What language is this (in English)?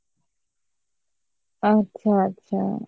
Bangla